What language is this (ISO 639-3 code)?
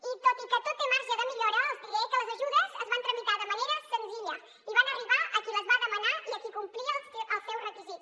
cat